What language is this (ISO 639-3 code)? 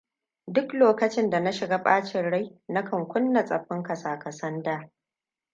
hau